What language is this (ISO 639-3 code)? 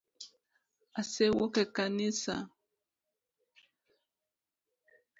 luo